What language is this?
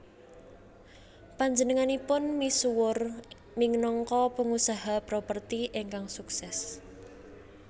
Javanese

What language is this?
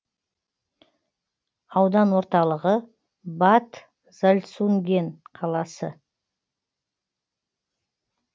Kazakh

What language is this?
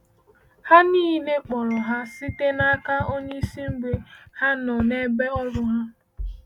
Igbo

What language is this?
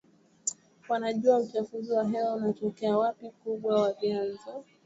Swahili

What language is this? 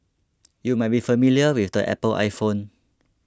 English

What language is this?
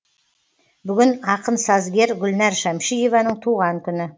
Kazakh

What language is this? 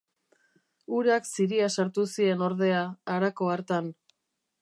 Basque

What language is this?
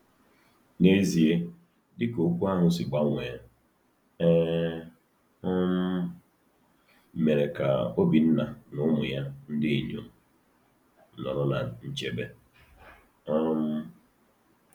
Igbo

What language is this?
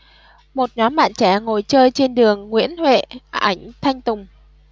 Vietnamese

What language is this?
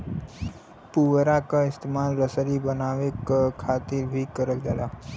Bhojpuri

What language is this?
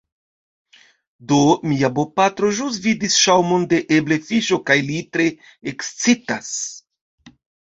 Esperanto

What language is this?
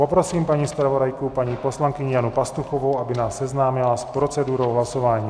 Czech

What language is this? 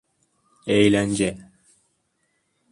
Turkish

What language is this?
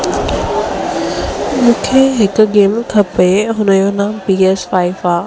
Sindhi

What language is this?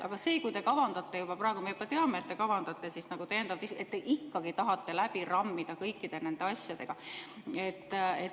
Estonian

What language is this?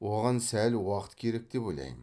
Kazakh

